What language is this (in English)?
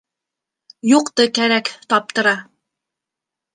Bashkir